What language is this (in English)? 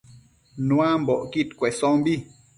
Matsés